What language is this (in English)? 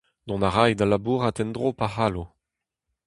Breton